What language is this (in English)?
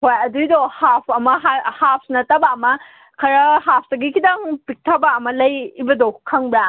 Manipuri